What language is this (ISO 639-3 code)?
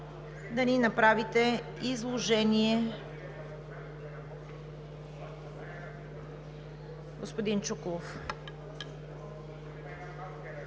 bul